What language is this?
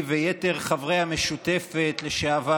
Hebrew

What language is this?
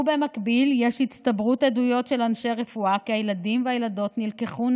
Hebrew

